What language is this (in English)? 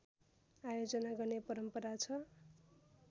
Nepali